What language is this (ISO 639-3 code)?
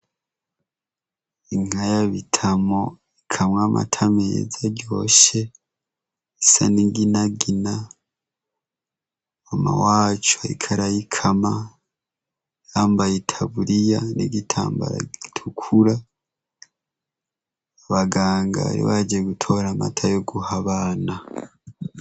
run